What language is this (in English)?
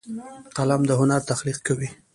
Pashto